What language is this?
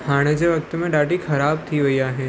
Sindhi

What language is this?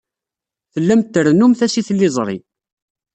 Kabyle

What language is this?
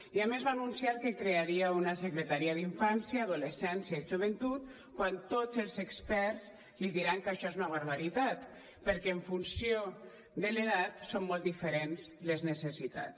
Catalan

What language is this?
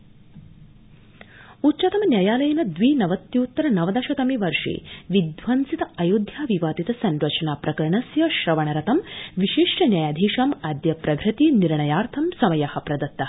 Sanskrit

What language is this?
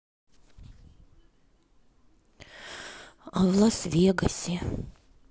Russian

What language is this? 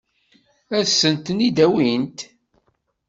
Kabyle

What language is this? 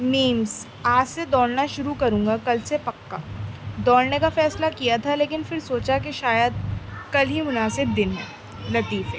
Urdu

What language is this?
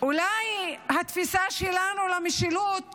Hebrew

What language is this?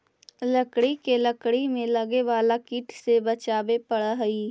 Magahi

